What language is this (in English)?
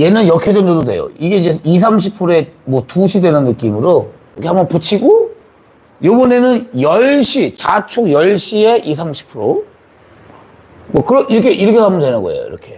Korean